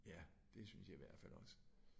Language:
Danish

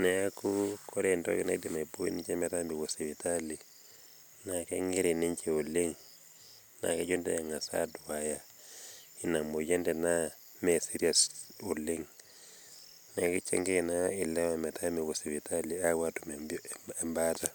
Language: Masai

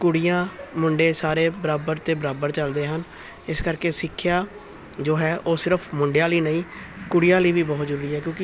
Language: Punjabi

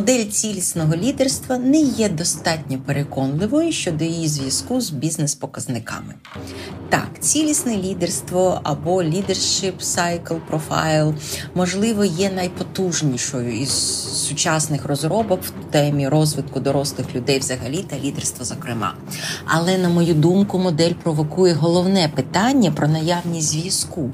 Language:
Ukrainian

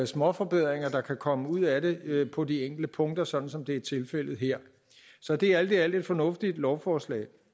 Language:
Danish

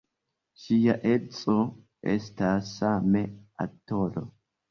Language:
Esperanto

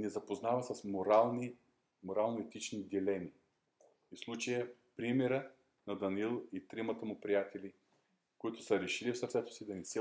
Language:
Bulgarian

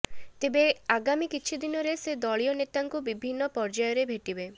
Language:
Odia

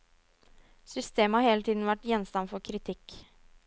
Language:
Norwegian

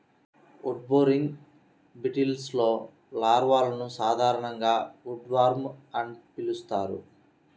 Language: Telugu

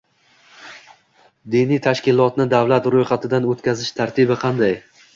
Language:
Uzbek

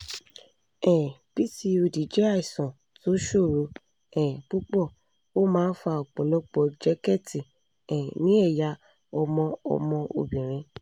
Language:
Yoruba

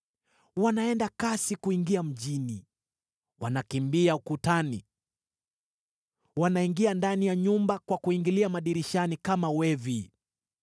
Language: Swahili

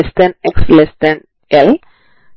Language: Telugu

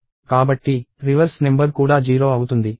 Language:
Telugu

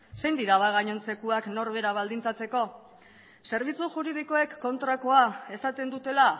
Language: Basque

